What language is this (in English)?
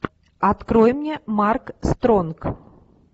Russian